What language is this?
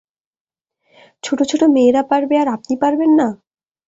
Bangla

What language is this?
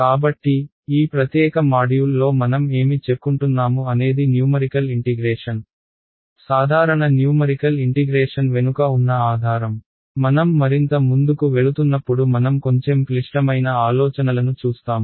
Telugu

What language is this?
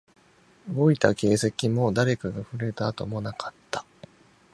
Japanese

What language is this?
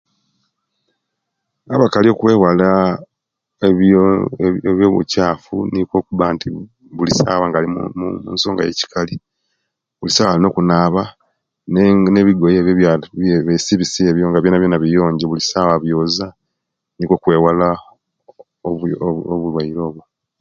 Kenyi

